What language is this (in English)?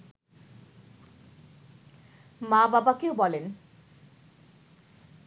Bangla